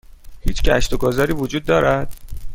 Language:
Persian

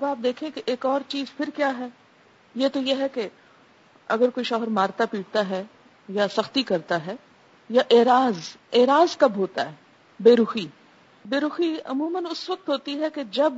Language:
Urdu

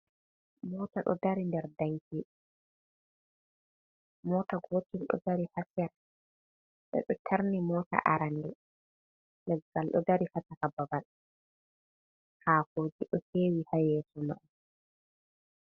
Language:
Fula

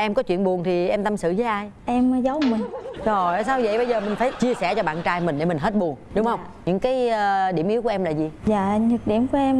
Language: Vietnamese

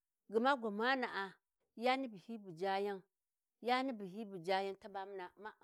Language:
Warji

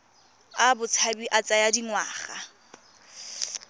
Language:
Tswana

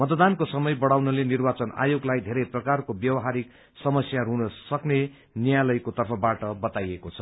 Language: Nepali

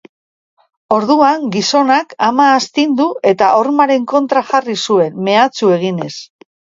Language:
Basque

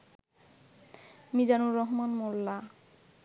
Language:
Bangla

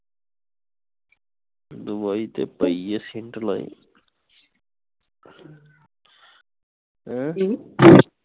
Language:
Punjabi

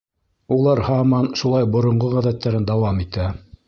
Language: Bashkir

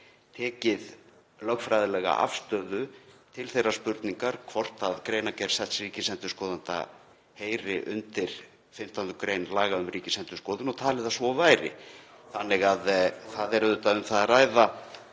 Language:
Icelandic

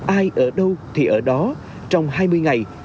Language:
Vietnamese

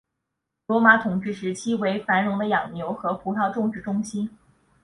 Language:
Chinese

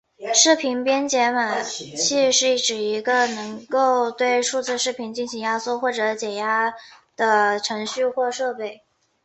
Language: Chinese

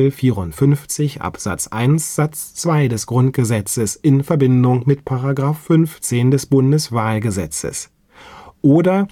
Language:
German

